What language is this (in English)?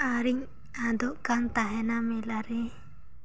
Santali